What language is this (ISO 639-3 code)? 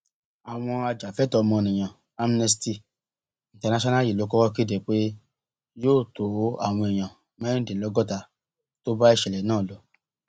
yor